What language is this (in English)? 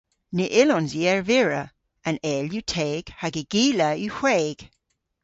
Cornish